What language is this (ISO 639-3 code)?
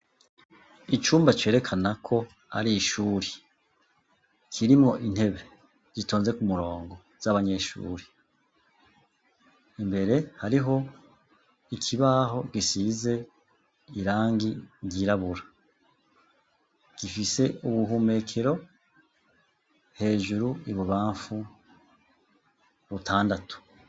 run